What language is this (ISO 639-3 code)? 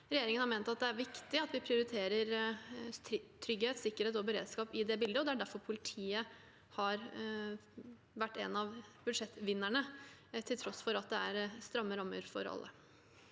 nor